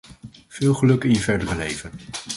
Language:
Dutch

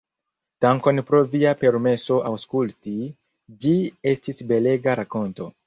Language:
Esperanto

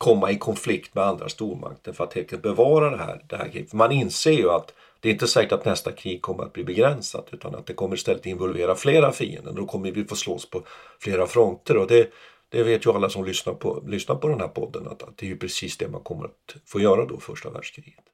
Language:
Swedish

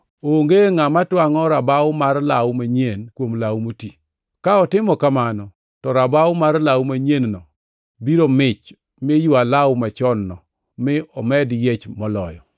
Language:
Luo (Kenya and Tanzania)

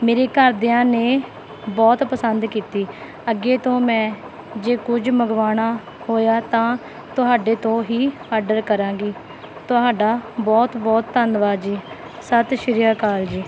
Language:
Punjabi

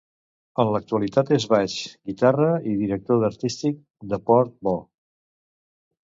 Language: Catalan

